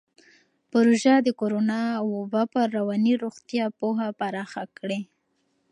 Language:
Pashto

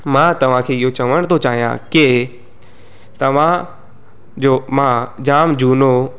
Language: Sindhi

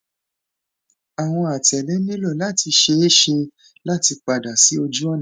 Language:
Yoruba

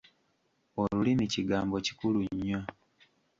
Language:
Ganda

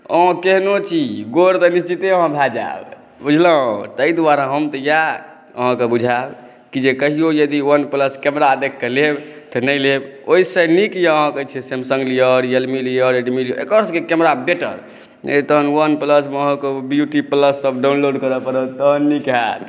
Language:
Maithili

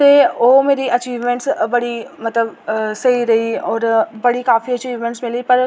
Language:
Dogri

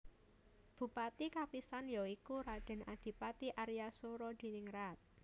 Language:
Javanese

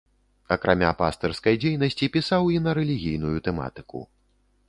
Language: Belarusian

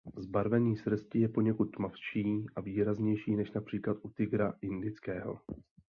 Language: Czech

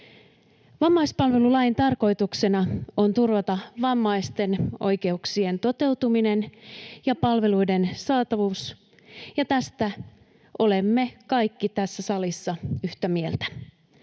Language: Finnish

